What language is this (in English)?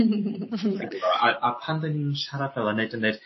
Welsh